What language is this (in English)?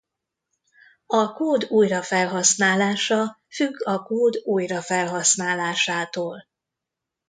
Hungarian